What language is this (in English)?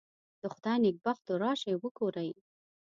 Pashto